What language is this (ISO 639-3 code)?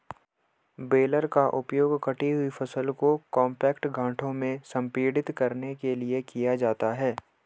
hin